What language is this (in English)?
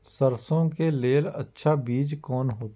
Maithili